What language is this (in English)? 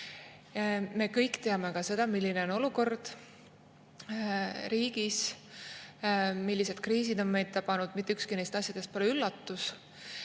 Estonian